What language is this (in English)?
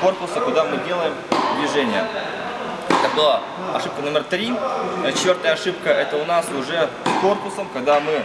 Russian